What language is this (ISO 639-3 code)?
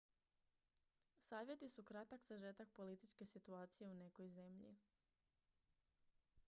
hrv